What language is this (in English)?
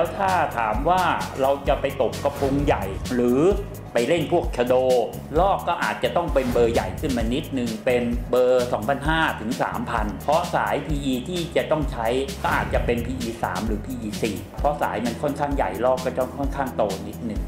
Thai